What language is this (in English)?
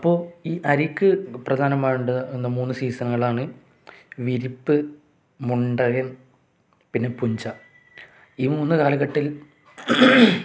Malayalam